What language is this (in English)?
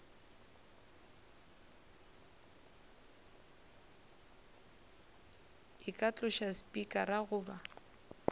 Northern Sotho